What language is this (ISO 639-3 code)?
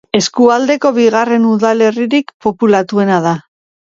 eus